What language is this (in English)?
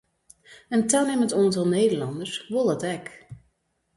Western Frisian